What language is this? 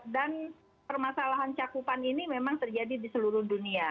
Indonesian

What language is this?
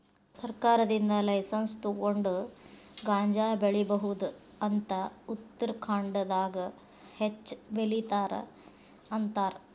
Kannada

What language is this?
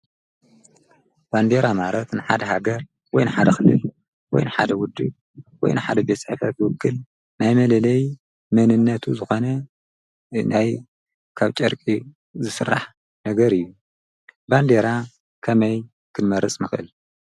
Tigrinya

